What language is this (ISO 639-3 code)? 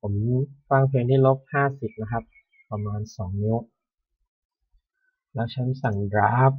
tha